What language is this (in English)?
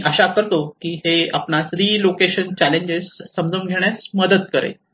Marathi